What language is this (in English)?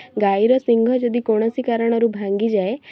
Odia